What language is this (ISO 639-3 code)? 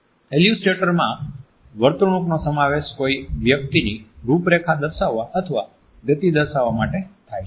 guj